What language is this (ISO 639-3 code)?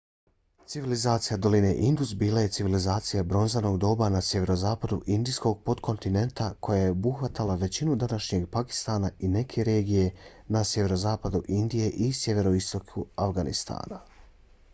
bos